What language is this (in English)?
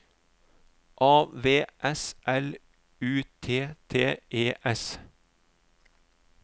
Norwegian